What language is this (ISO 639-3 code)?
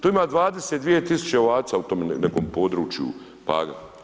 hrv